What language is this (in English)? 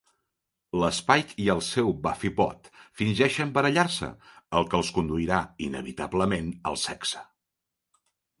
Catalan